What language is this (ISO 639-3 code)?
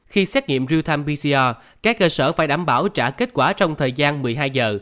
vie